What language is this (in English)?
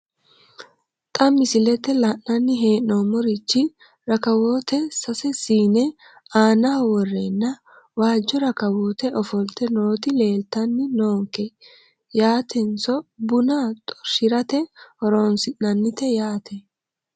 Sidamo